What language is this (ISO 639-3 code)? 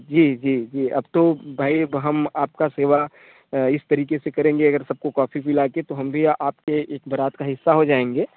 hin